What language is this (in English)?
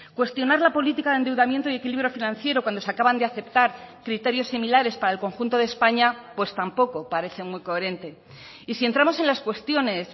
Spanish